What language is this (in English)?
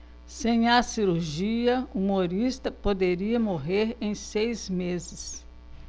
Portuguese